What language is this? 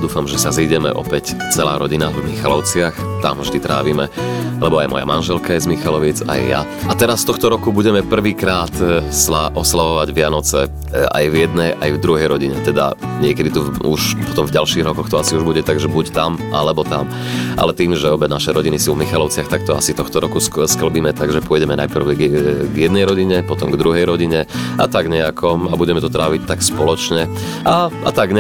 Slovak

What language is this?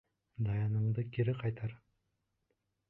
Bashkir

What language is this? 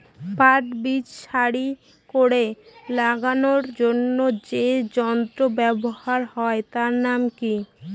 Bangla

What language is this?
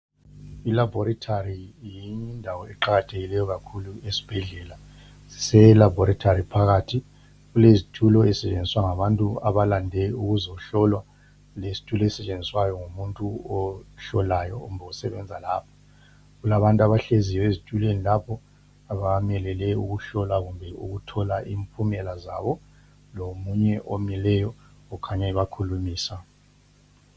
North Ndebele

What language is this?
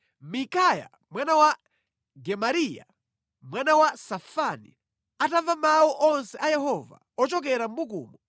Nyanja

